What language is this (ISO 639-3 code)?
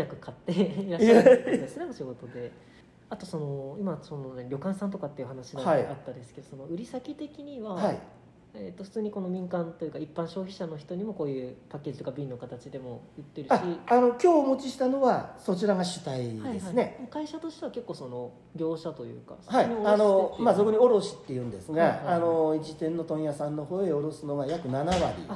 jpn